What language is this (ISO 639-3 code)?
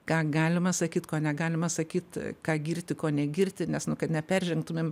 lit